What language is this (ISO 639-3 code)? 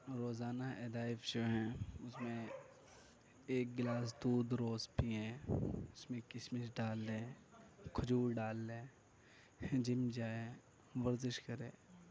urd